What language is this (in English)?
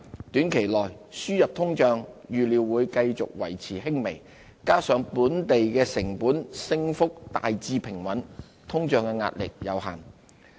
Cantonese